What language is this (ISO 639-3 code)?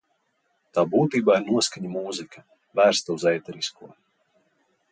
lav